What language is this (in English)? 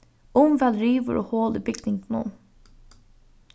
Faroese